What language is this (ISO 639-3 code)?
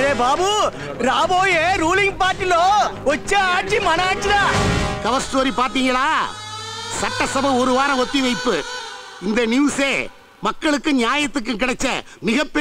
tam